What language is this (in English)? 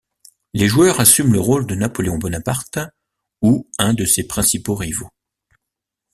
French